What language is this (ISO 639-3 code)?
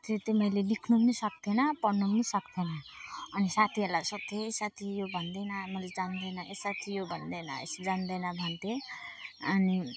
nep